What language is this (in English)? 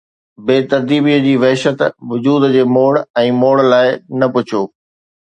Sindhi